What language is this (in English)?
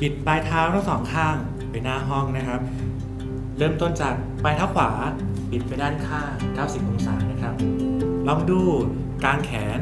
Thai